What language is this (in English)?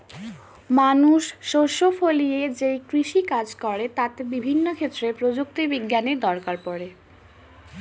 Bangla